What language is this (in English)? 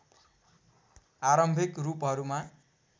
Nepali